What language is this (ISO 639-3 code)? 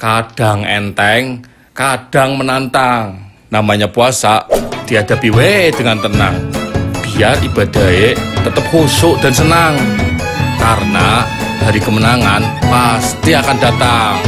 ind